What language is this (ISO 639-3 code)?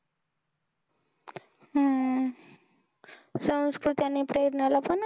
mar